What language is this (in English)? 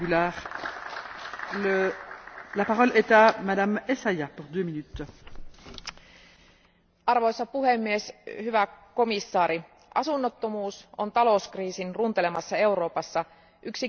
Finnish